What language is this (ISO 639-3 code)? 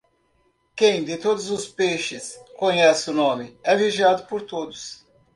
por